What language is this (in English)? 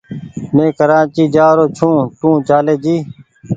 Goaria